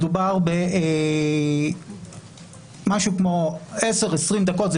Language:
Hebrew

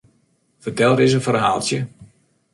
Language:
Western Frisian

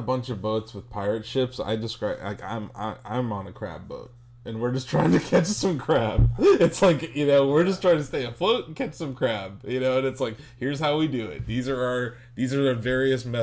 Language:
English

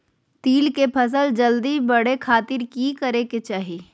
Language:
Magahi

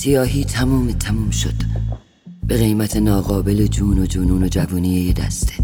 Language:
Persian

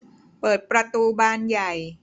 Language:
Thai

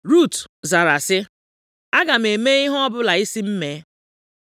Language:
Igbo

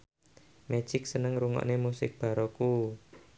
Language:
Javanese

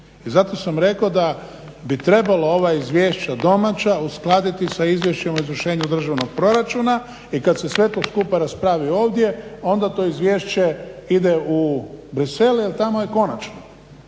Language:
Croatian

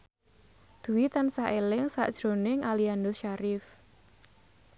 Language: Javanese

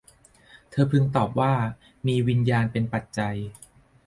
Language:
Thai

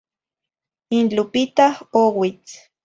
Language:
Zacatlán-Ahuacatlán-Tepetzintla Nahuatl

